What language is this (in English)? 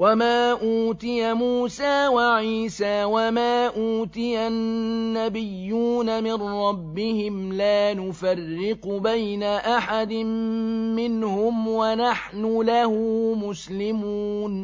Arabic